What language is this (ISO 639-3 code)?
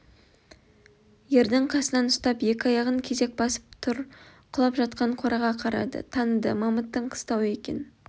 kaz